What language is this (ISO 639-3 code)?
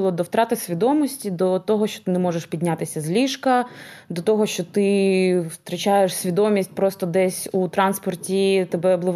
ukr